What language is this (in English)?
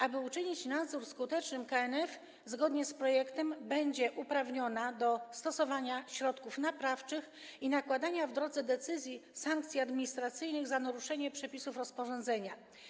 Polish